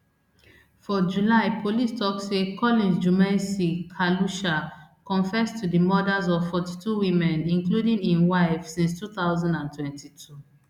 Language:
Nigerian Pidgin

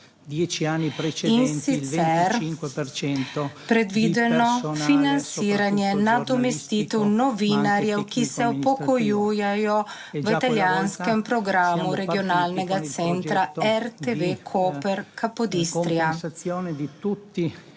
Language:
Slovenian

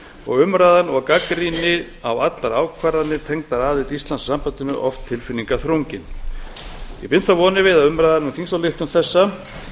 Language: Icelandic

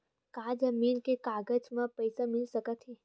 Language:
Chhattisgarhi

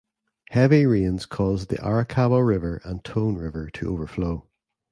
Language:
English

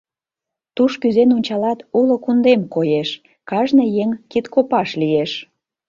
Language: Mari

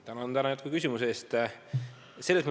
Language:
Estonian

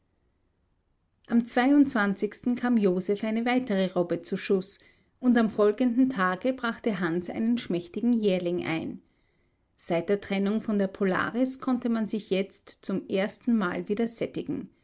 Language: German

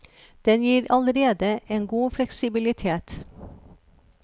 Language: Norwegian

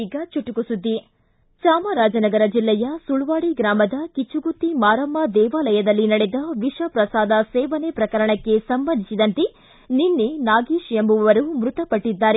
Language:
Kannada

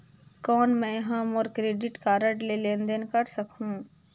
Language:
Chhattisgarhi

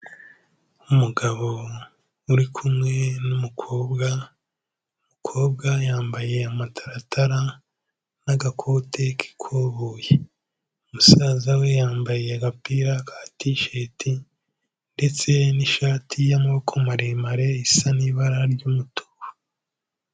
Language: Kinyarwanda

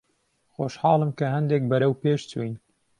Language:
Central Kurdish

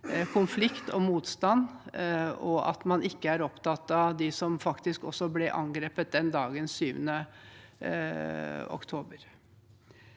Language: Norwegian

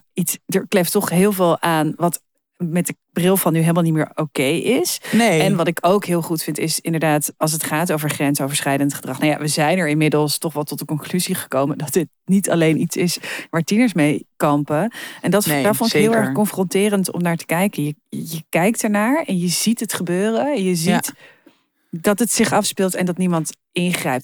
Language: Dutch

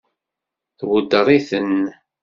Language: Kabyle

